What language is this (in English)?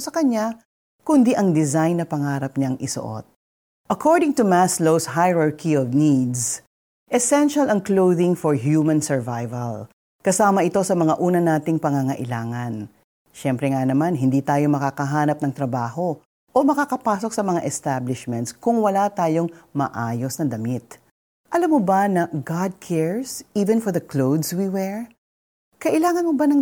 Filipino